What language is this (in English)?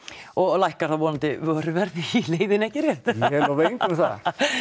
Icelandic